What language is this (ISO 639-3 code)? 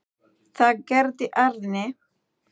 isl